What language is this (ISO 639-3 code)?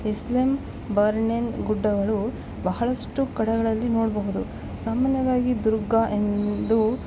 kan